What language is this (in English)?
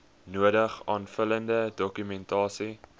Afrikaans